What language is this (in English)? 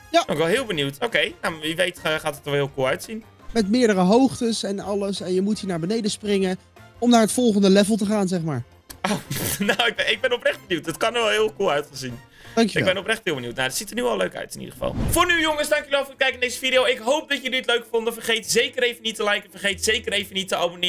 Dutch